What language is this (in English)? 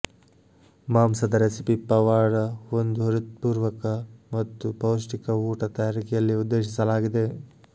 Kannada